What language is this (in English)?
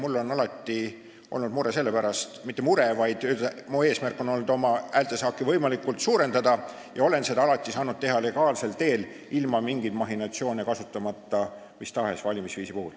Estonian